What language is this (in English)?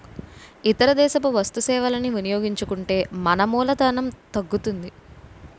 Telugu